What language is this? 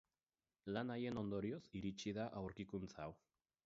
Basque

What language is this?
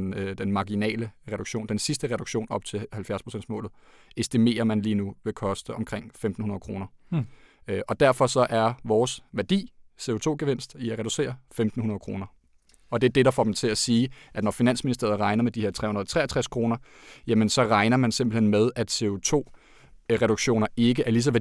Danish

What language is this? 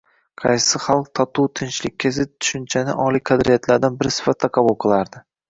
Uzbek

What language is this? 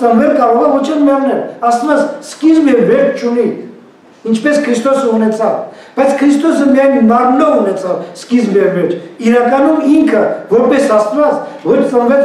Bulgarian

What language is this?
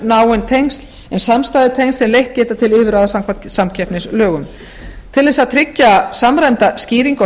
Icelandic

